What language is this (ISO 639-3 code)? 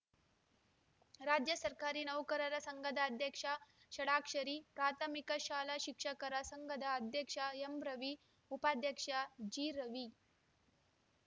kan